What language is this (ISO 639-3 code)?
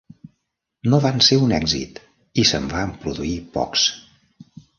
cat